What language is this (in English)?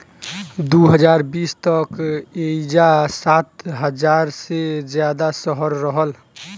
Bhojpuri